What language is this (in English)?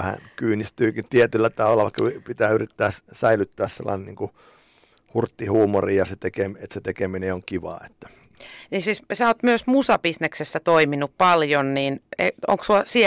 Finnish